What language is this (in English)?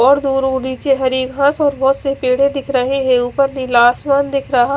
Hindi